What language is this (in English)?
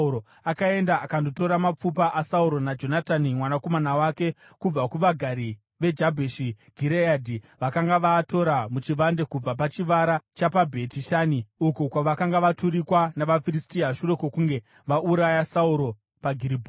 Shona